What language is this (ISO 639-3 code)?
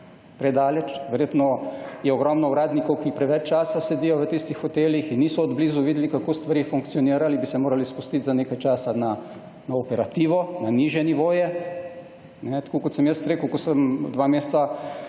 slv